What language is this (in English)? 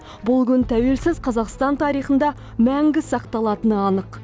Kazakh